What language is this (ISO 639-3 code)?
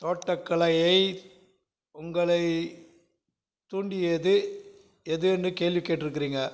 tam